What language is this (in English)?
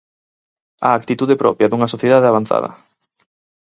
Galician